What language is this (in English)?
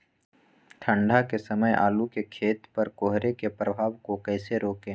Magahi